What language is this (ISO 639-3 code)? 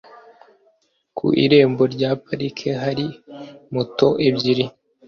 kin